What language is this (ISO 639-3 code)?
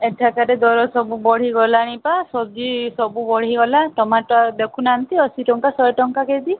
ori